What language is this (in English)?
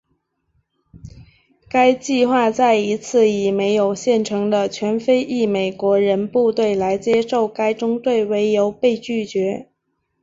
Chinese